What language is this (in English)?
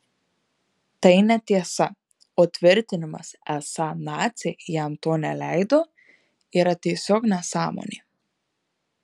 Lithuanian